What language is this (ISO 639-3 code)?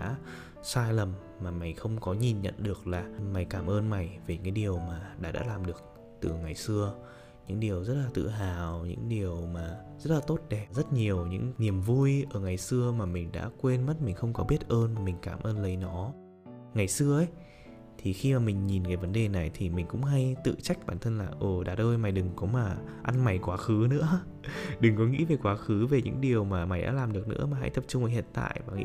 vie